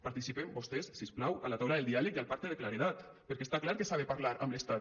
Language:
Catalan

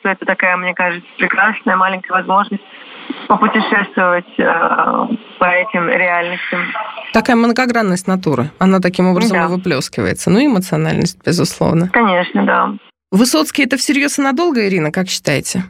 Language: Russian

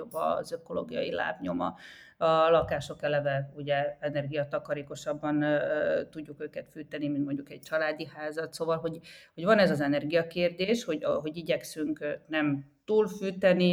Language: Hungarian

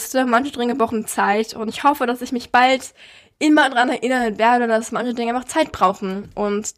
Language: German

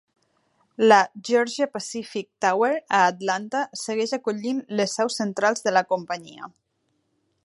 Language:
Catalan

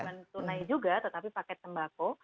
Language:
Indonesian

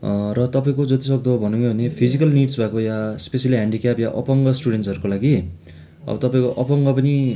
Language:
Nepali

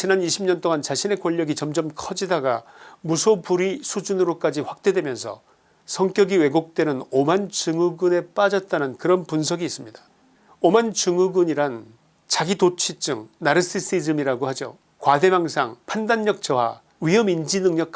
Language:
Korean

